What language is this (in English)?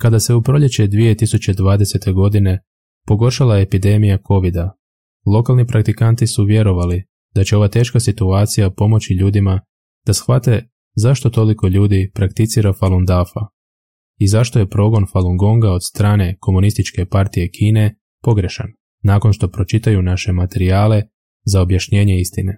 Croatian